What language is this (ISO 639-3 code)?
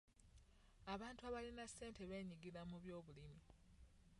lug